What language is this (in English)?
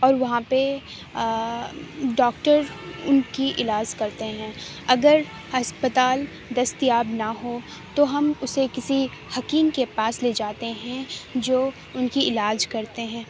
Urdu